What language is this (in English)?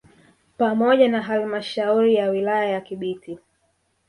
Swahili